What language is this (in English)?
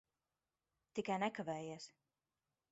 Latvian